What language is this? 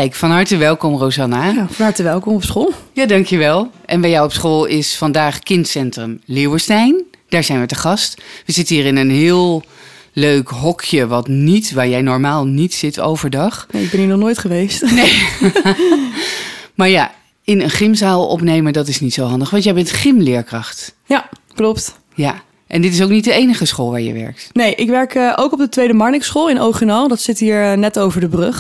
Dutch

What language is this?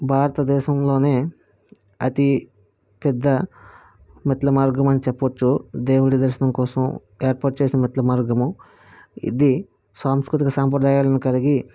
Telugu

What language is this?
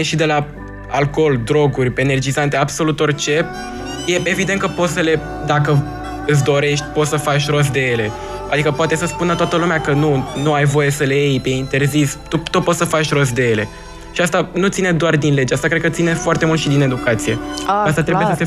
Romanian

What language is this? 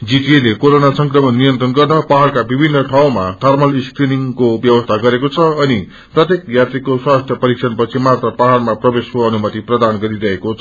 Nepali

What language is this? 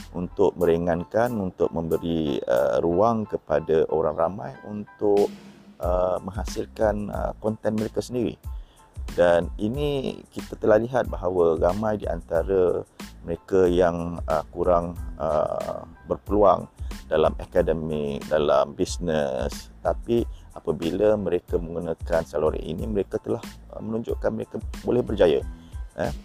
Malay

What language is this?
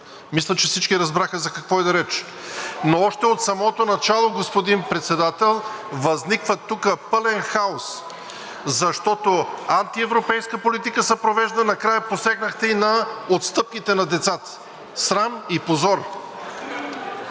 Bulgarian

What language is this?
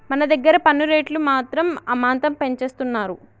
Telugu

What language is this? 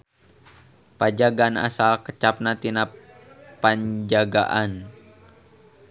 Sundanese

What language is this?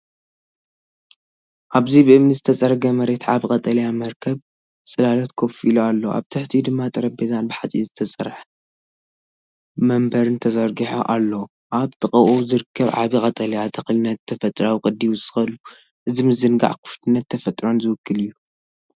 Tigrinya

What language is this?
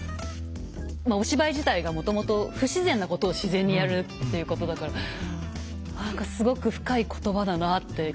Japanese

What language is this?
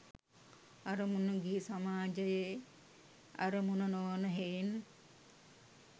Sinhala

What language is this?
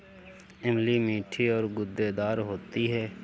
Hindi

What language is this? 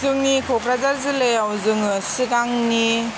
Bodo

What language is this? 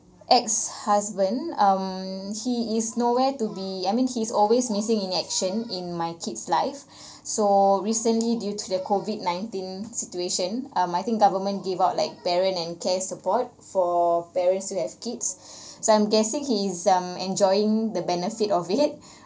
English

